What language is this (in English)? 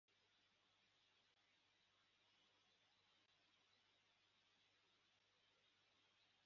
Kinyarwanda